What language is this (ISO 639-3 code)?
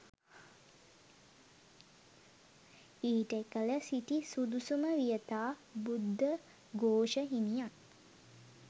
sin